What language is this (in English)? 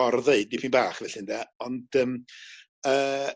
Welsh